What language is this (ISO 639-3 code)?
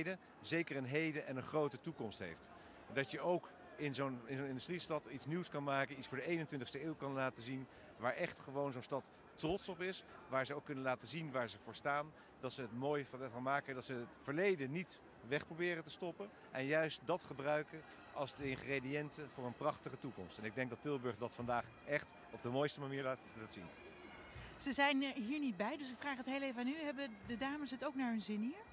nld